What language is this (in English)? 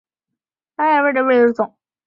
Chinese